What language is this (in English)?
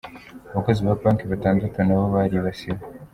Kinyarwanda